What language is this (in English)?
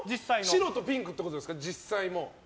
Japanese